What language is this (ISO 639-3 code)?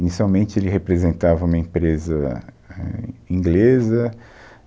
por